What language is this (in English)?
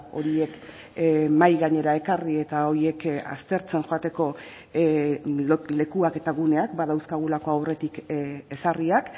Basque